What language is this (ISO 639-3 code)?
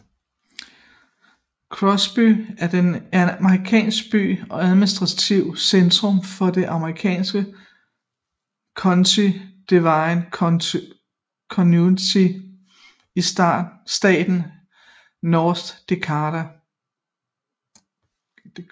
dan